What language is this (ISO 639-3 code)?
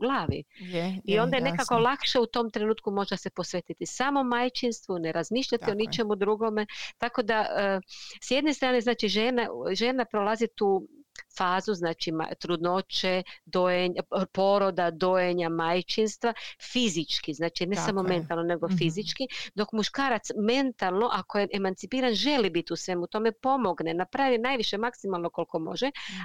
hrv